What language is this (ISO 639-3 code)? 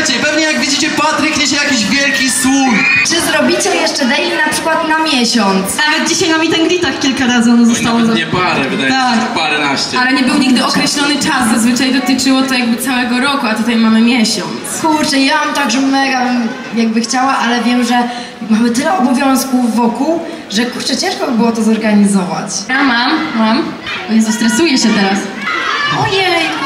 pol